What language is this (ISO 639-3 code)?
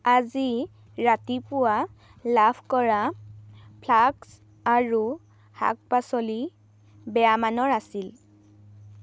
asm